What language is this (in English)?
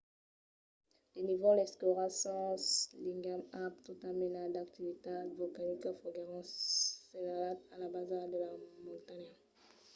Occitan